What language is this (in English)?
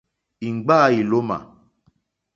Mokpwe